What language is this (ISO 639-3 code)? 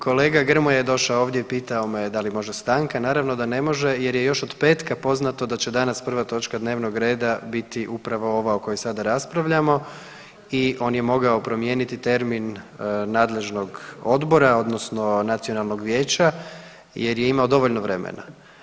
hrv